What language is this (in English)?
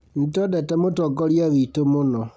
Kikuyu